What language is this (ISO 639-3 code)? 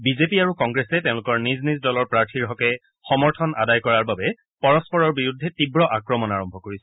asm